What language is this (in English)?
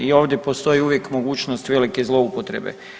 Croatian